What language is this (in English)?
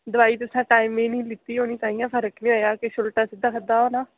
Dogri